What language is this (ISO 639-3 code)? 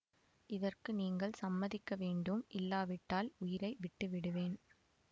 tam